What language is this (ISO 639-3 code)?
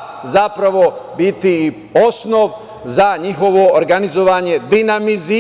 srp